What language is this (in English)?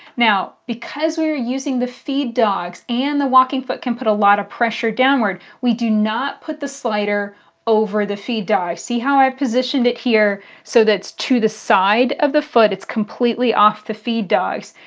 English